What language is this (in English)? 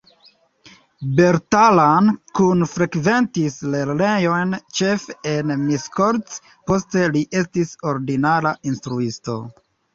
Esperanto